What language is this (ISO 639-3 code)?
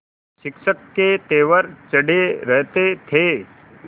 hin